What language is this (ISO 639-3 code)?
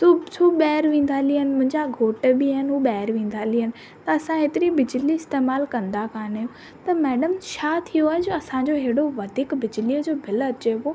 snd